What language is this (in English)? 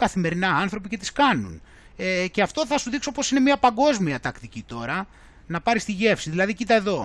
Greek